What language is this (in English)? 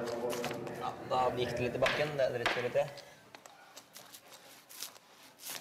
Norwegian